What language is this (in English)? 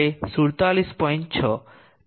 Gujarati